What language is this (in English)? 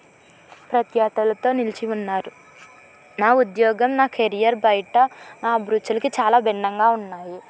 Telugu